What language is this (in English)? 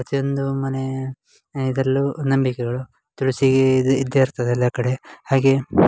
Kannada